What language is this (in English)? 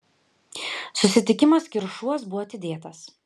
Lithuanian